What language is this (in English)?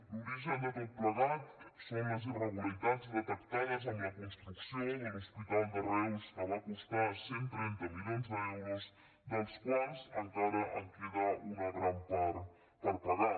Catalan